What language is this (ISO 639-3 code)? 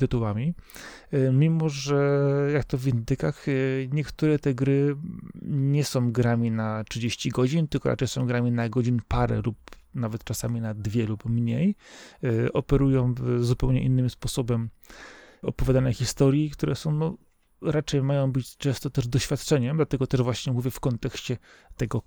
pol